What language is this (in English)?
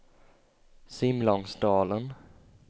Swedish